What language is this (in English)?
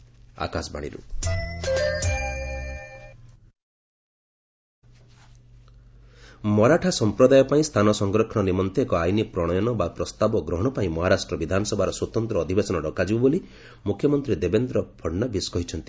Odia